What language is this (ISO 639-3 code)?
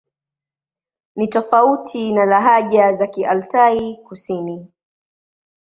swa